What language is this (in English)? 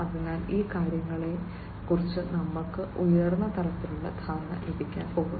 Malayalam